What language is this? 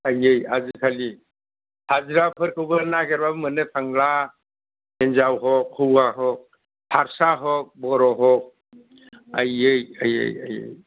Bodo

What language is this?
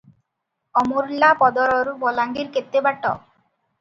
Odia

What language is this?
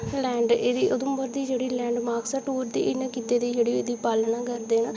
Dogri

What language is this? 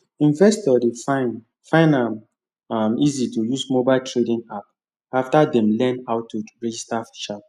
Nigerian Pidgin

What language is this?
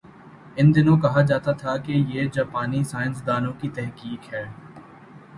Urdu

